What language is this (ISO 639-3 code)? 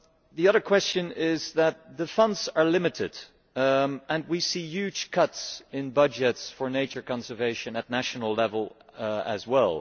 eng